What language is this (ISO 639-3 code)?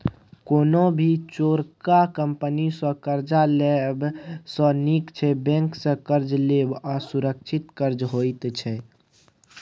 mai